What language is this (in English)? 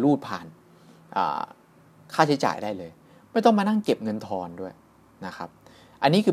Thai